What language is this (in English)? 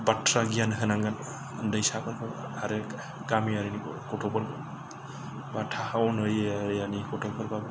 Bodo